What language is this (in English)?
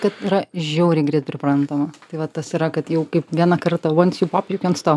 Lithuanian